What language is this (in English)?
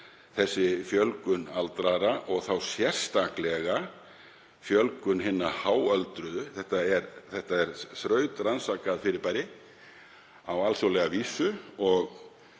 Icelandic